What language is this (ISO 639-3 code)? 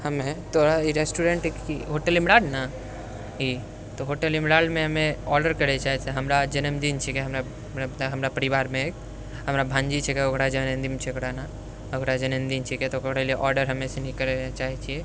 mai